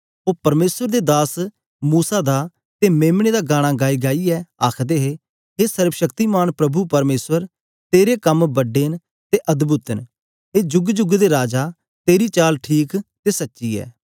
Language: Dogri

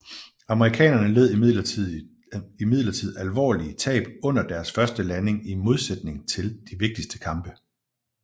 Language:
Danish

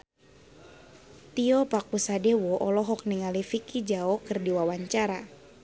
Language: Sundanese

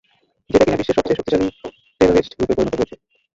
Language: Bangla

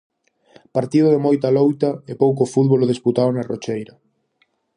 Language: Galician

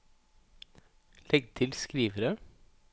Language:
Norwegian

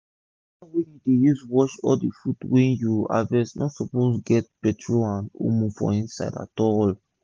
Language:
Nigerian Pidgin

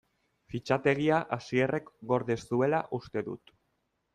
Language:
Basque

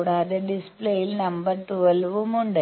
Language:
Malayalam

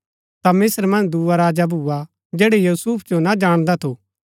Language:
Gaddi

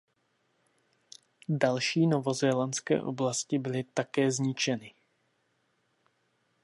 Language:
Czech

